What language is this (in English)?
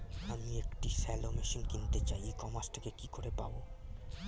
Bangla